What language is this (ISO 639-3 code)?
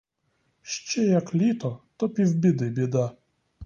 ukr